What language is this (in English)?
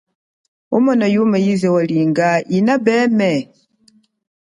Chokwe